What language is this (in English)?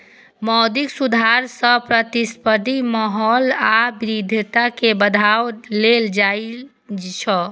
Maithili